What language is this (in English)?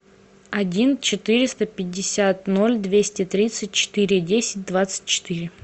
Russian